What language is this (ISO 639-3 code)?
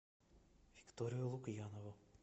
rus